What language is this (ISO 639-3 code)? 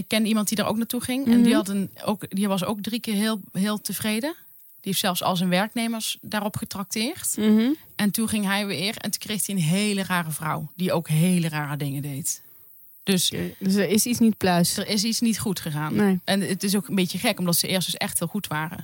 nld